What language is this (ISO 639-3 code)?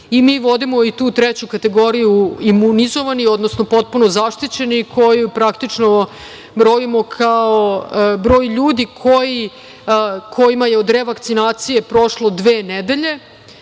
srp